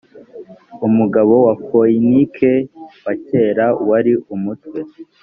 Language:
Kinyarwanda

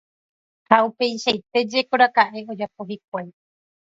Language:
Guarani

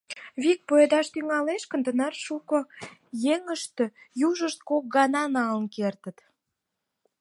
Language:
Mari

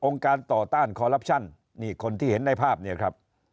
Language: Thai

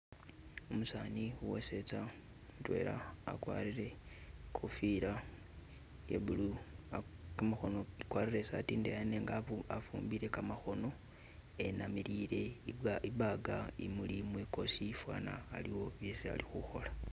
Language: Masaaba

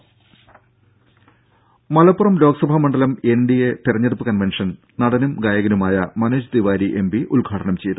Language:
Malayalam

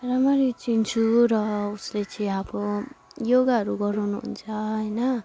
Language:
Nepali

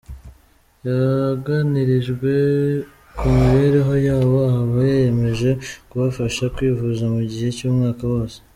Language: Kinyarwanda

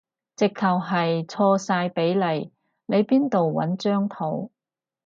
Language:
Cantonese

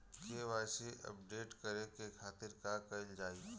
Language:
Bhojpuri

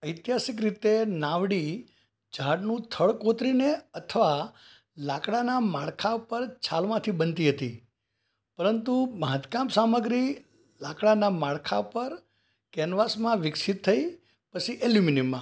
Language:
Gujarati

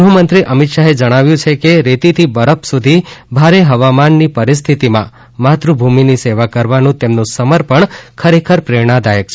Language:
Gujarati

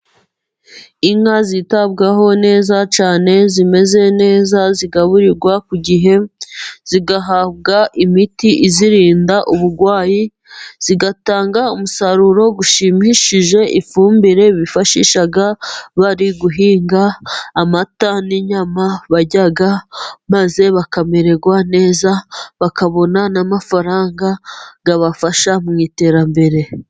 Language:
Kinyarwanda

